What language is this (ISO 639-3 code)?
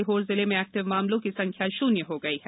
hin